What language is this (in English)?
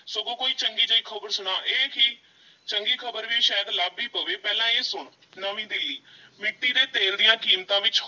Punjabi